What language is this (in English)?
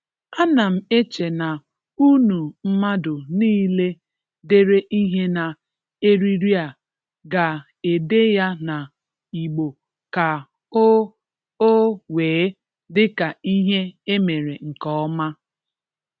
Igbo